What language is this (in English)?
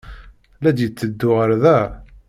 Kabyle